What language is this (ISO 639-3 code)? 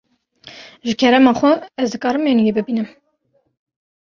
kur